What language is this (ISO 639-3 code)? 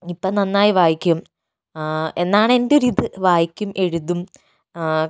mal